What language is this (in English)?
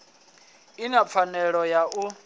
Venda